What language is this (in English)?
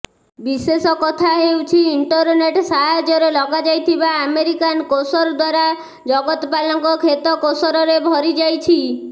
Odia